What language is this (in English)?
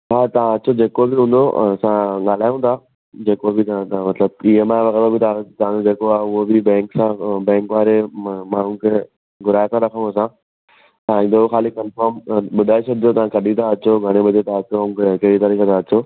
Sindhi